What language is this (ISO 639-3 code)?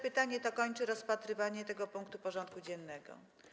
pol